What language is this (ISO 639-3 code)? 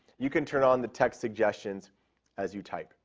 eng